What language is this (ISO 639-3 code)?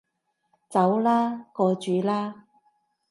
yue